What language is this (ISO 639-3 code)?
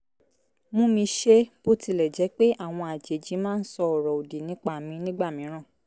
yor